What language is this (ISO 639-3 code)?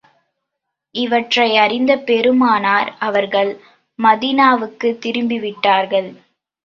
tam